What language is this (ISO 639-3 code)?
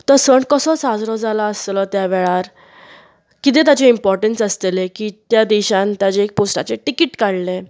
kok